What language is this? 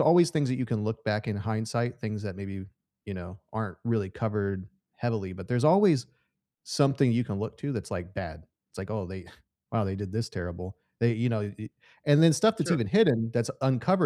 English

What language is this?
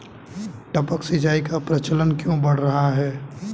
Hindi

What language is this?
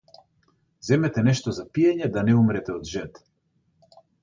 Macedonian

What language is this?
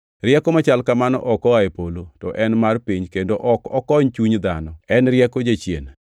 Luo (Kenya and Tanzania)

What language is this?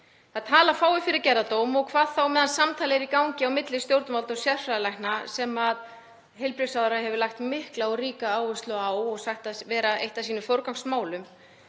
Icelandic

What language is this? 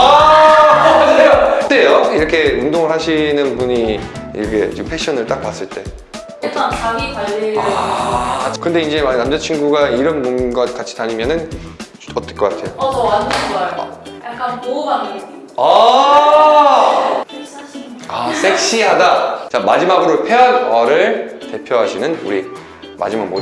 Korean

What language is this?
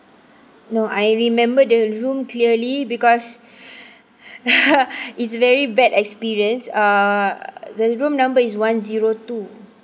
English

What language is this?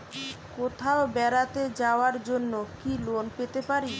Bangla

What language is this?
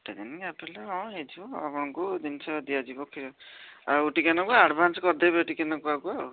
Odia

